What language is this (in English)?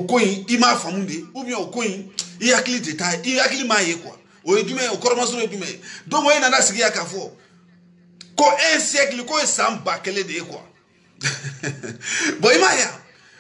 French